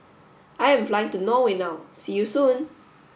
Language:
English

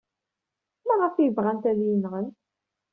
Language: Kabyle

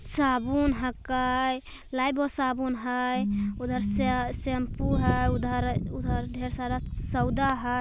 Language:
Magahi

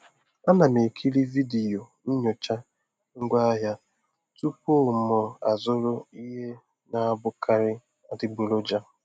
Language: Igbo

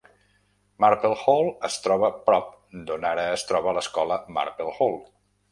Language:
Catalan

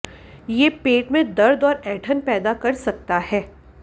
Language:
Hindi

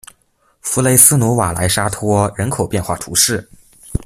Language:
Chinese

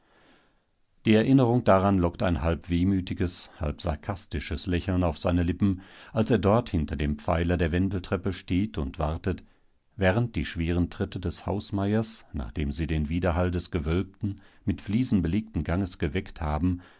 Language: German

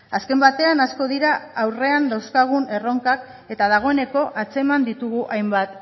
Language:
Basque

